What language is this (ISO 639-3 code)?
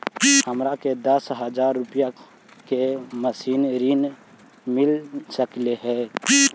mag